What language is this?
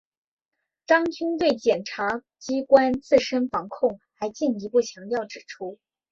Chinese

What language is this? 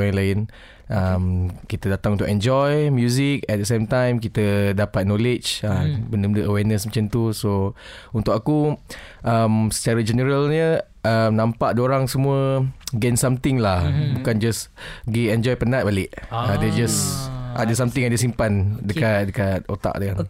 Malay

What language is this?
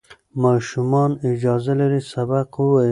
Pashto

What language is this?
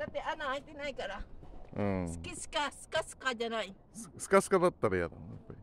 Japanese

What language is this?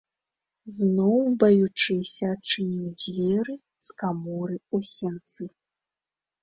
Belarusian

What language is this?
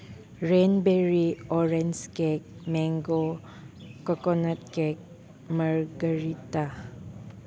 Manipuri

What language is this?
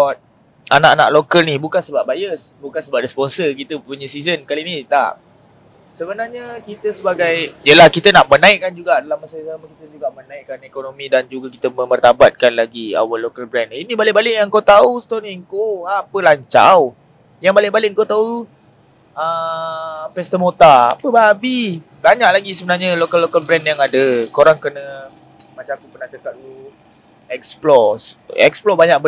Malay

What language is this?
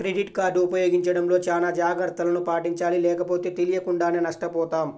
Telugu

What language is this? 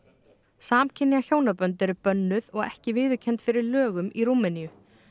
Icelandic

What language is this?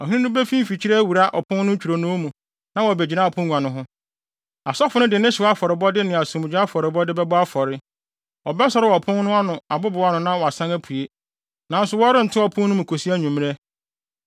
Akan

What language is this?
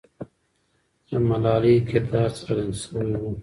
Pashto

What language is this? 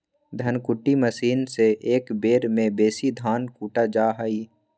Magahi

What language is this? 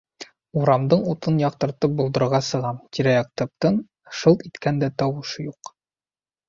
Bashkir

